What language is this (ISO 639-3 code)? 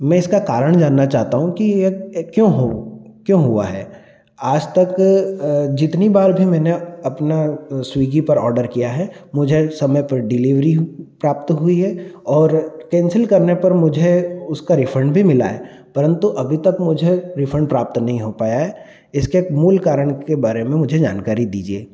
hin